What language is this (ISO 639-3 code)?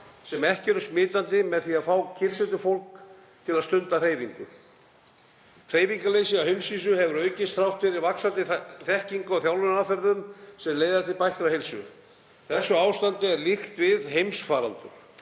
isl